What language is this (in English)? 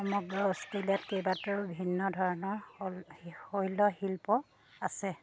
Assamese